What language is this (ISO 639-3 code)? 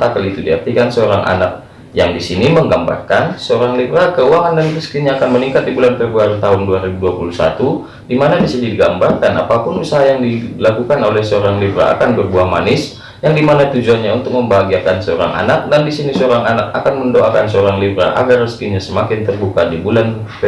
ind